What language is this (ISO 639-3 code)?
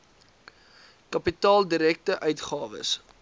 afr